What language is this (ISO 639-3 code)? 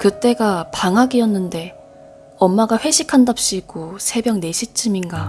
kor